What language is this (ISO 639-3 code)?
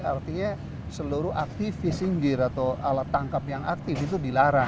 ind